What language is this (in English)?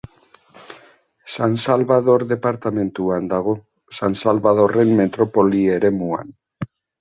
Basque